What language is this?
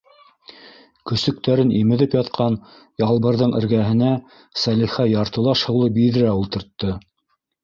Bashkir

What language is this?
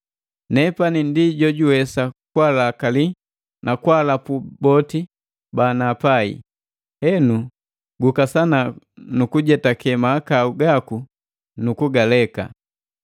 Matengo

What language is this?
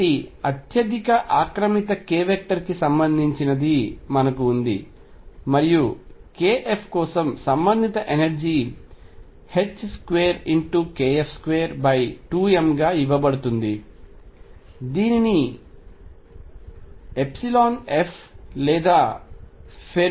Telugu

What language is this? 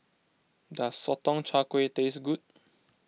English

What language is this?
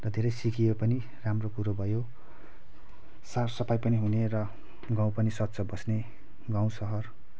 Nepali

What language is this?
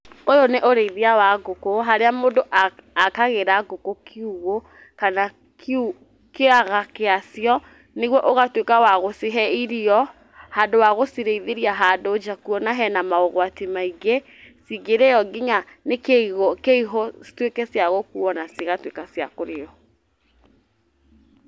Kikuyu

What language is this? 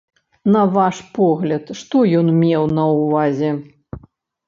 Belarusian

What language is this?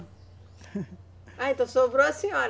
Portuguese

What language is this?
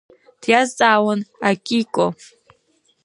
Abkhazian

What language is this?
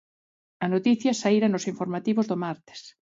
Galician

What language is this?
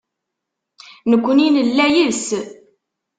Kabyle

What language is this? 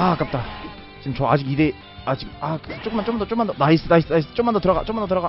Korean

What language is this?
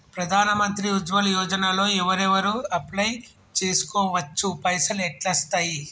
Telugu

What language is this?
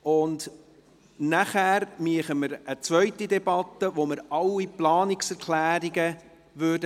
Swiss German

